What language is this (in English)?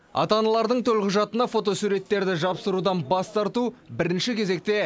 Kazakh